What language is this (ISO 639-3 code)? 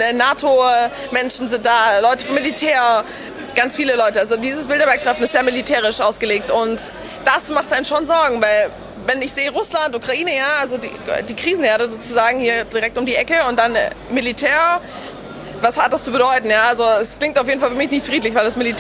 deu